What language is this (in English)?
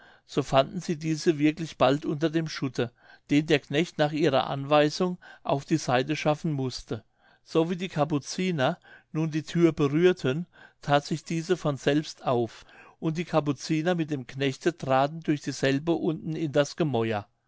German